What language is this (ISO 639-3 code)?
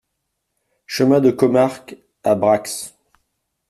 fra